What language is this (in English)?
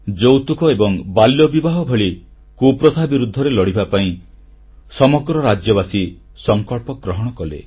Odia